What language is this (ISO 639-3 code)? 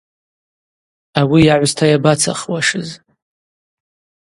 abq